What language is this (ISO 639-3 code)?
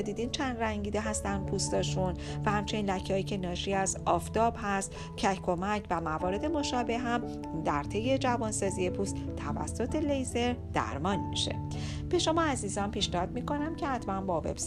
fas